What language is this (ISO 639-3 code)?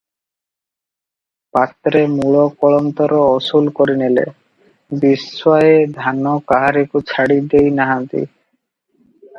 ori